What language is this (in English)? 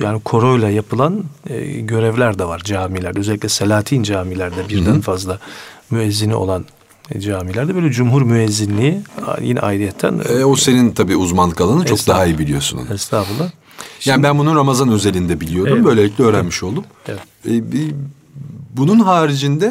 Turkish